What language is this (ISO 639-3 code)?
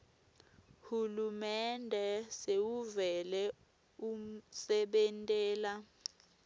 ssw